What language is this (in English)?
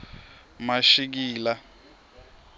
Swati